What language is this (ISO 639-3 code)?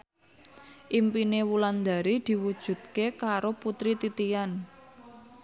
jav